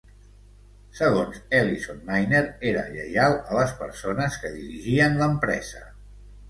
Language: Catalan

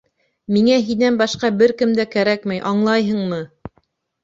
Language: Bashkir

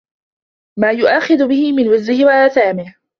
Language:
Arabic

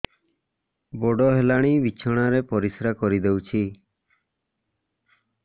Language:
Odia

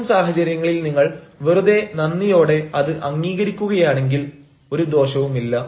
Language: Malayalam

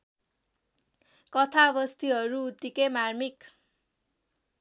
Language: Nepali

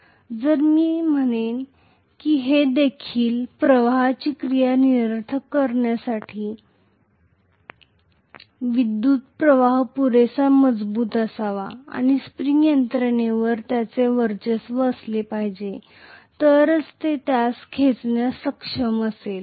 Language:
Marathi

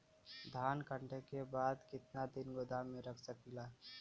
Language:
Bhojpuri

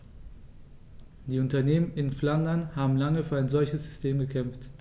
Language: German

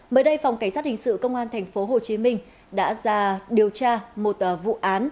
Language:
Vietnamese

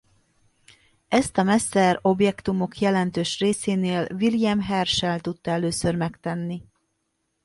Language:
Hungarian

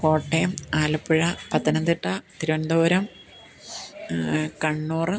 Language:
Malayalam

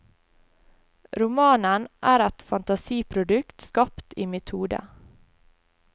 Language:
Norwegian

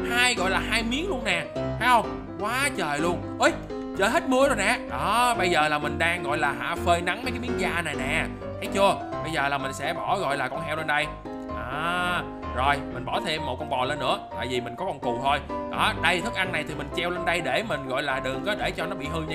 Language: Vietnamese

